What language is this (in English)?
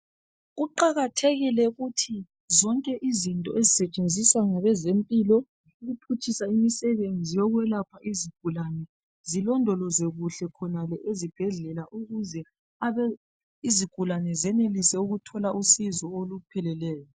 North Ndebele